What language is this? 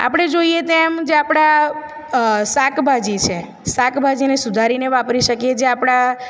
Gujarati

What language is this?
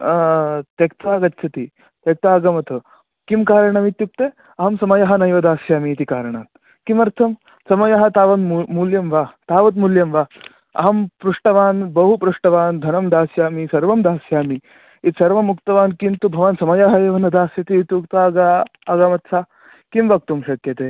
Sanskrit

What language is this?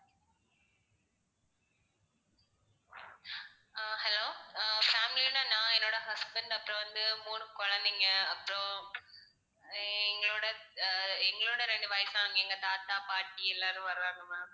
Tamil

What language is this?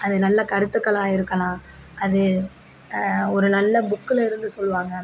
Tamil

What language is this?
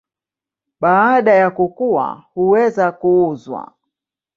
Swahili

